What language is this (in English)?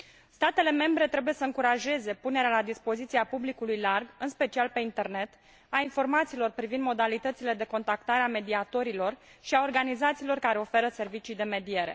Romanian